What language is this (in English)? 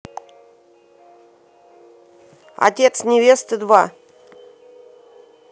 Russian